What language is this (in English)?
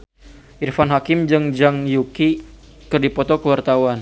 Sundanese